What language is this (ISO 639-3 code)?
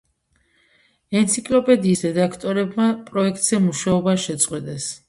kat